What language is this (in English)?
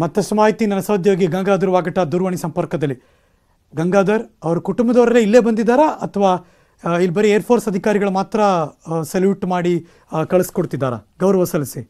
Kannada